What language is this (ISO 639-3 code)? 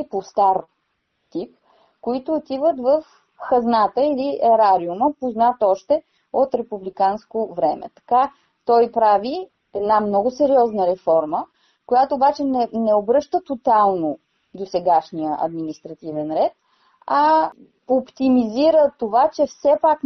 bul